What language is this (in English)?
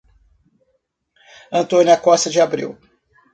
Portuguese